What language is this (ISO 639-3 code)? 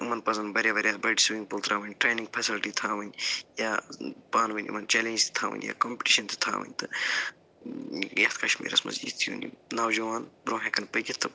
kas